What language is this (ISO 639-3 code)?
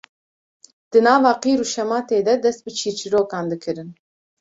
kur